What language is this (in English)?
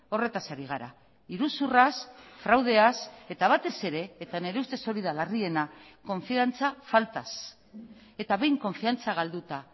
Basque